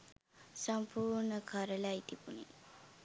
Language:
Sinhala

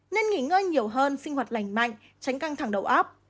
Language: Vietnamese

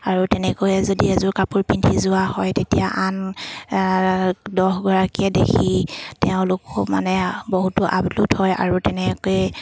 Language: Assamese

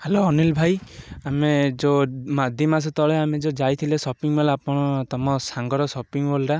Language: Odia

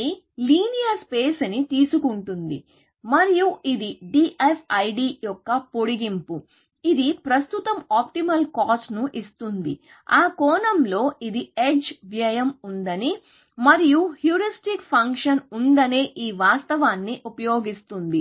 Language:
Telugu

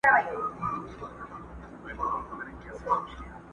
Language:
Pashto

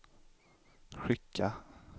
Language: Swedish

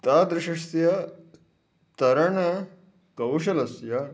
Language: Sanskrit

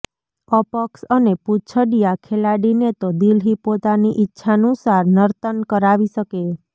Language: Gujarati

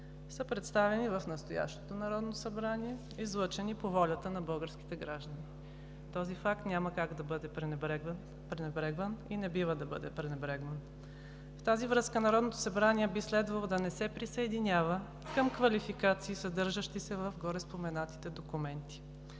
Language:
Bulgarian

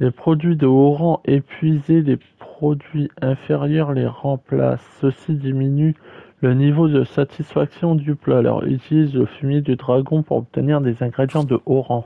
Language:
French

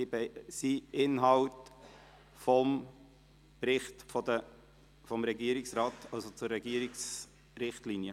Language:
Swiss German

